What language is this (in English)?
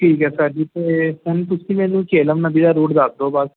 Punjabi